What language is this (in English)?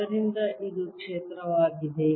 Kannada